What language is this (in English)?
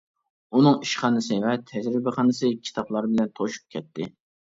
Uyghur